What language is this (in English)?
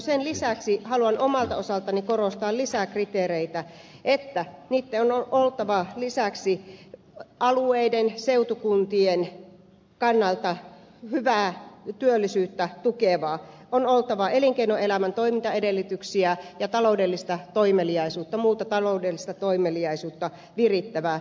Finnish